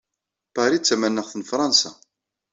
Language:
Kabyle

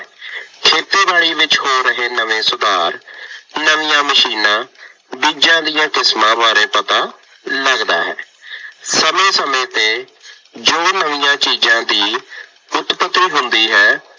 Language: Punjabi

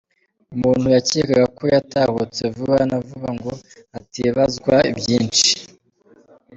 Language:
Kinyarwanda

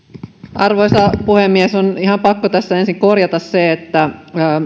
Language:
Finnish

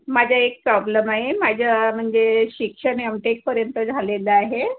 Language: Marathi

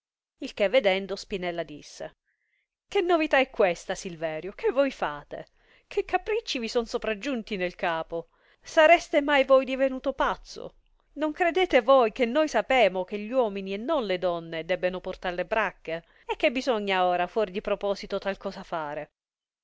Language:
Italian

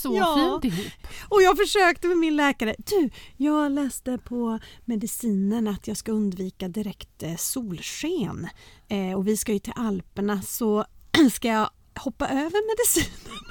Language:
Swedish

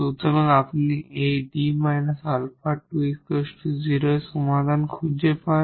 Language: Bangla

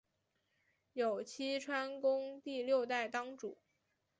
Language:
Chinese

